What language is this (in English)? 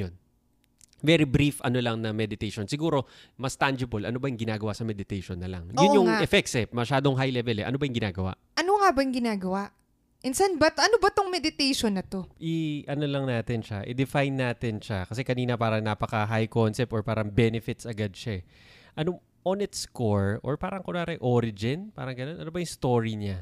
Filipino